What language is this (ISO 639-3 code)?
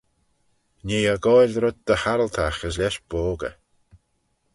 glv